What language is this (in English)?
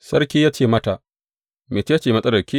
Hausa